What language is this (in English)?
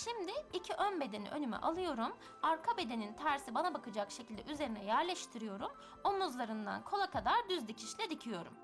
Turkish